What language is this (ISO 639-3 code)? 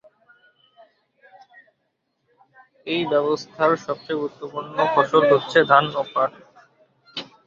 ben